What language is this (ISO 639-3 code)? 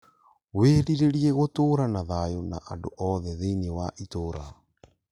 kik